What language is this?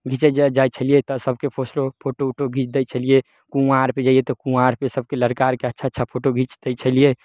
Maithili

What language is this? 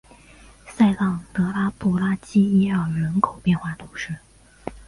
Chinese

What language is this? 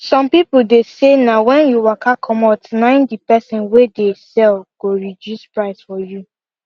Nigerian Pidgin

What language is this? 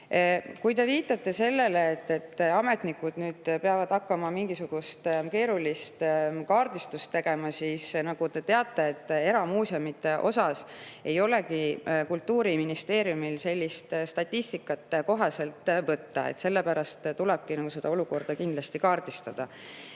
Estonian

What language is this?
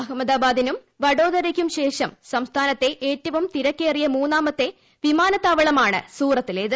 Malayalam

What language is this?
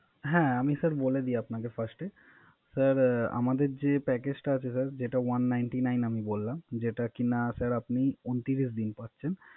Bangla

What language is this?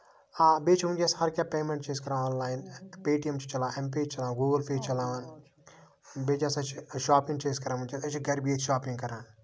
Kashmiri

